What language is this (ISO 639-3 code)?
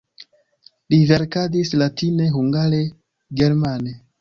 epo